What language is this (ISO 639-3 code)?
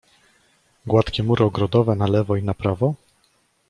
pol